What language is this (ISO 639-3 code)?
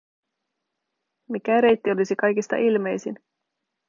fin